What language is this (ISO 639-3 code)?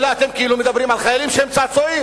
heb